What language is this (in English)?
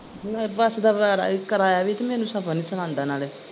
Punjabi